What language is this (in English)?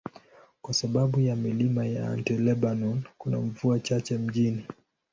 Swahili